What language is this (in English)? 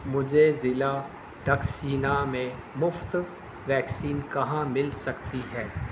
Urdu